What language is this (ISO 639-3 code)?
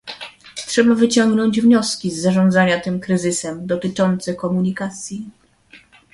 pol